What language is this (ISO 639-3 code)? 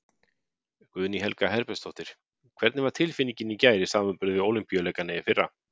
isl